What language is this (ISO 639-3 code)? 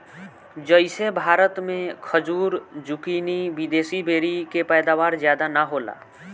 bho